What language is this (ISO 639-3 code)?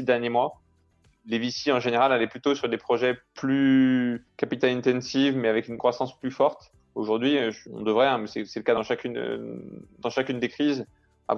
fra